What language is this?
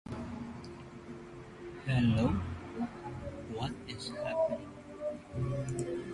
English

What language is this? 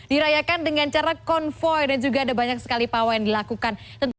Indonesian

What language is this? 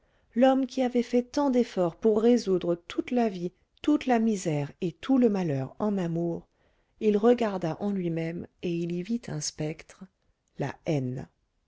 French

